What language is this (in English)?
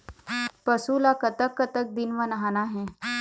Chhattisgarhi